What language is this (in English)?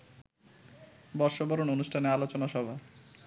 Bangla